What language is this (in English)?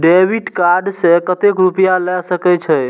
Maithili